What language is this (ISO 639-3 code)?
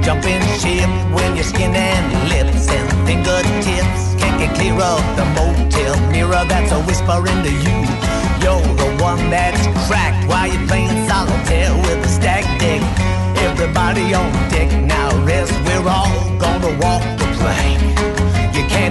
hun